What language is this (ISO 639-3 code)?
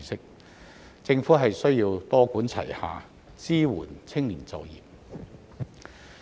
yue